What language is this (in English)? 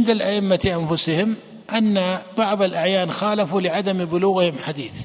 Arabic